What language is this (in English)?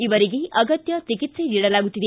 Kannada